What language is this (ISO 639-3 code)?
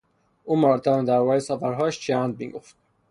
fas